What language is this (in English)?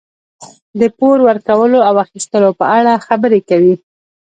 Pashto